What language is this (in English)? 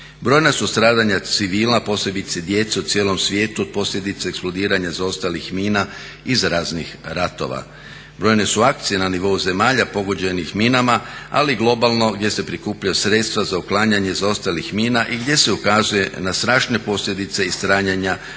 Croatian